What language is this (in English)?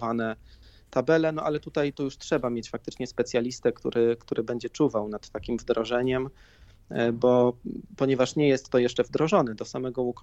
Polish